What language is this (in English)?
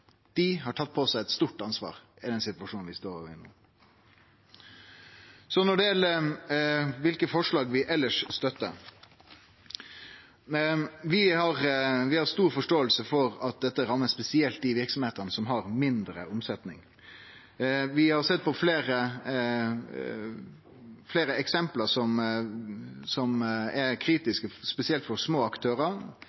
Norwegian Nynorsk